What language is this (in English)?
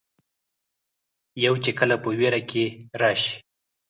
Pashto